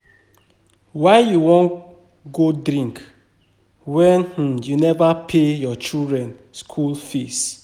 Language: Nigerian Pidgin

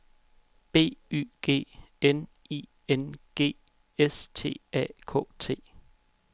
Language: Danish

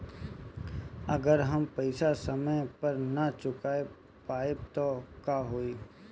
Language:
Bhojpuri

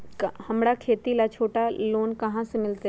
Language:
Magahi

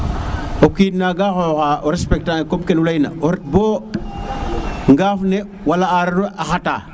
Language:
Serer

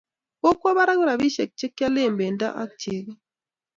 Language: Kalenjin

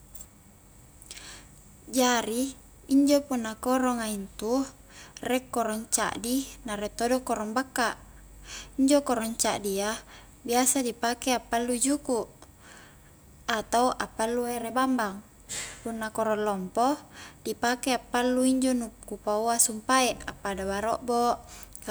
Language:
Highland Konjo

